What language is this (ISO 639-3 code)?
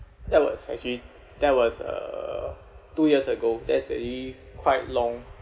eng